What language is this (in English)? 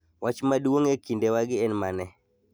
Luo (Kenya and Tanzania)